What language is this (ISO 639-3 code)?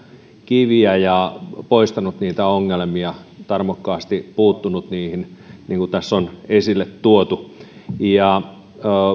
fin